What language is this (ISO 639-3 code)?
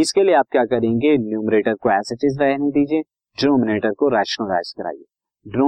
hin